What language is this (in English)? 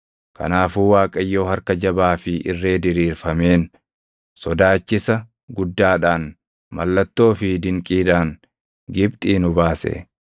Oromo